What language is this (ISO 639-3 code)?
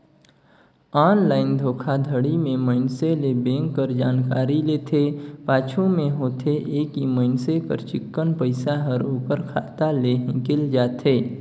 hne